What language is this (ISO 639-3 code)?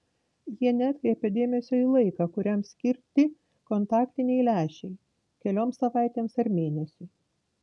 lit